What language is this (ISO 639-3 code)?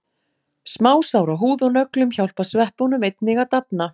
isl